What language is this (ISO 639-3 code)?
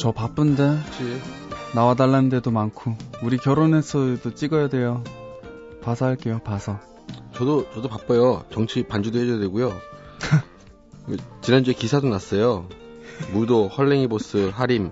kor